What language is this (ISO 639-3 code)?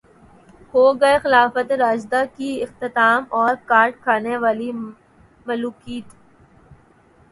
urd